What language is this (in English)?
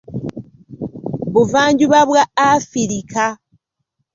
Ganda